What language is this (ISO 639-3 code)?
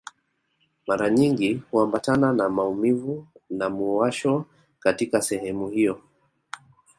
swa